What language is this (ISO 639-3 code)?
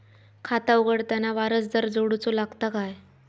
mar